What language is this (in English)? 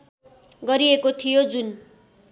Nepali